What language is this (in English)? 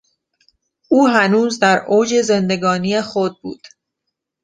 Persian